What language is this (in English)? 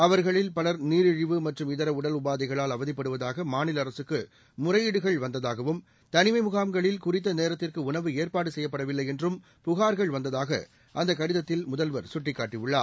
Tamil